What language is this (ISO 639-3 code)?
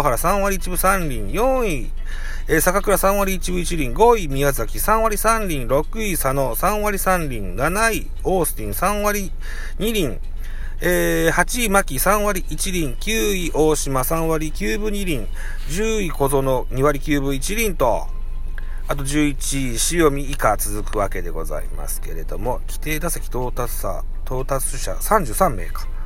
jpn